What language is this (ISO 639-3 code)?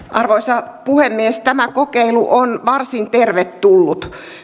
fin